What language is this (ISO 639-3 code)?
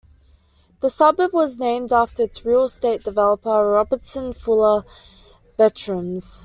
eng